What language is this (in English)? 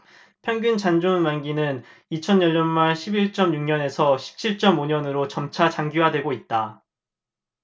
Korean